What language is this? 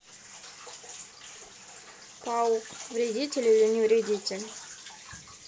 Russian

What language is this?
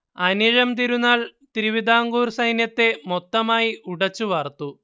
Malayalam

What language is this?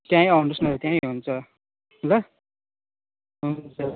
Nepali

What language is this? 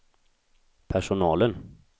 Swedish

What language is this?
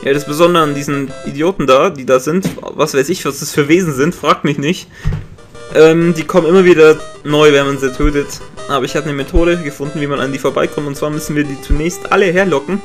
German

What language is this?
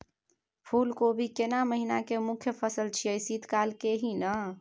Maithili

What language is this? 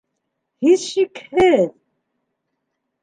Bashkir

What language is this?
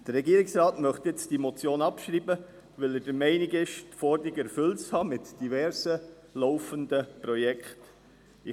Swiss German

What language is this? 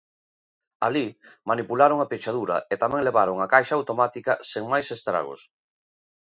Galician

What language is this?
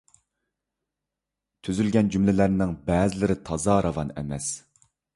Uyghur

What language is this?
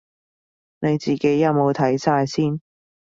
Cantonese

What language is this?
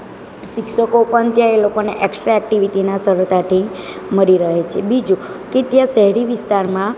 Gujarati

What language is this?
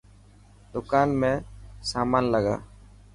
Dhatki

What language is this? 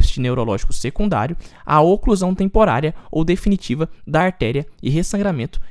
Portuguese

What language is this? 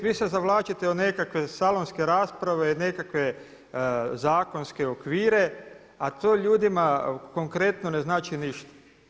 Croatian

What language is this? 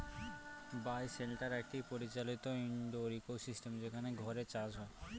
Bangla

